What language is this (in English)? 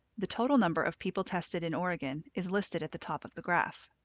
English